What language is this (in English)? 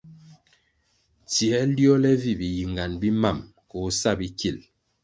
Kwasio